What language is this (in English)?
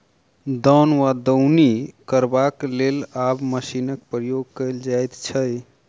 Maithili